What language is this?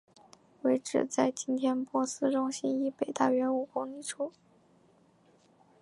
Chinese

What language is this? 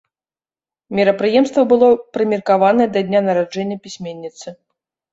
Belarusian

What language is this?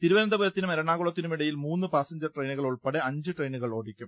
Malayalam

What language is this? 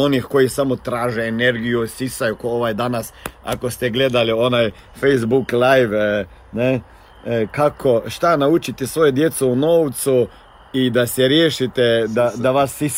Croatian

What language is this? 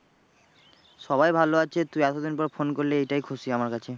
Bangla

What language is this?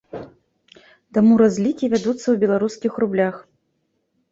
Belarusian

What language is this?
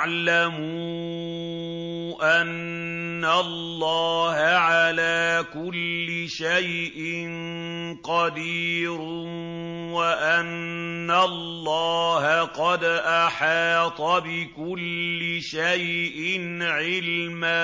Arabic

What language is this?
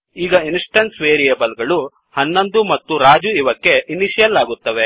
Kannada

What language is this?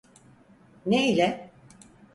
Turkish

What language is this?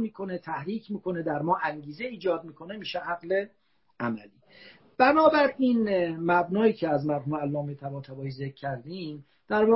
Persian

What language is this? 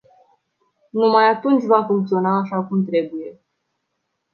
Romanian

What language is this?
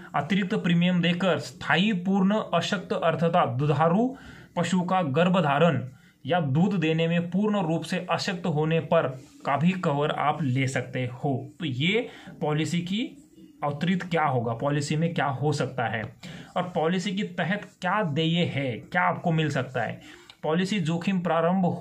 Hindi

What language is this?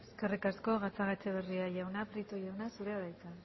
Basque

